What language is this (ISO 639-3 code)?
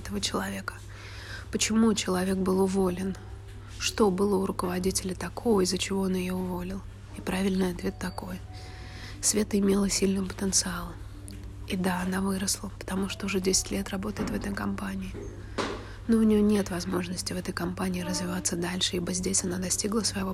rus